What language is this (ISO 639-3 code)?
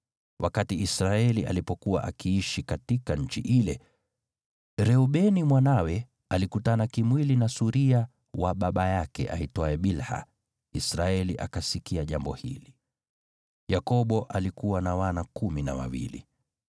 swa